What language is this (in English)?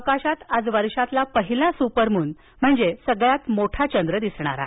Marathi